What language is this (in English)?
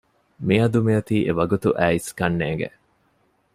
Divehi